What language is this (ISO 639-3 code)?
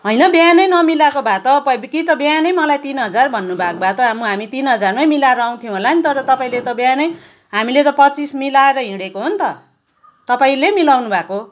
nep